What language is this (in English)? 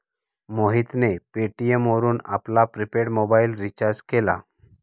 Marathi